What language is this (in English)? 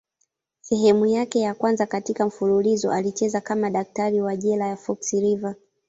Swahili